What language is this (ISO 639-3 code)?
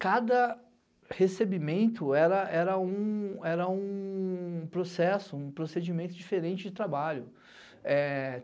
por